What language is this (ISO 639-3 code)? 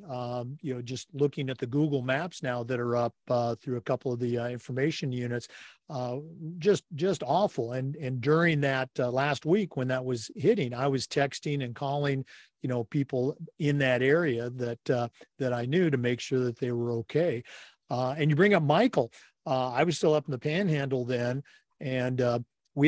eng